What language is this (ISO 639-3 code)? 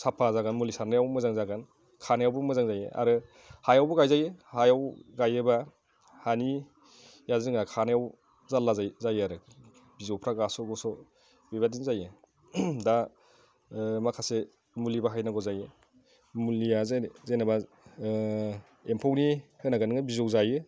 brx